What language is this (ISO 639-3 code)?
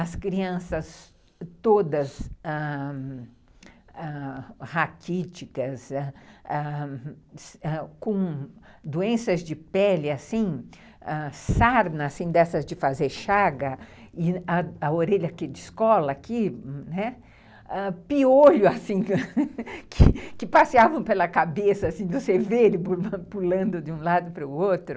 por